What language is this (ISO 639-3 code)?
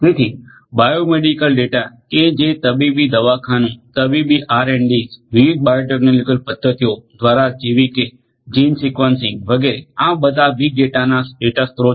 guj